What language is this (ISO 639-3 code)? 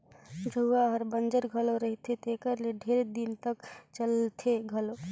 hne